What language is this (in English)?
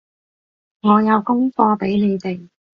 Cantonese